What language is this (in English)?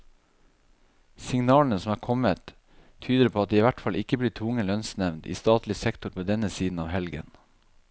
Norwegian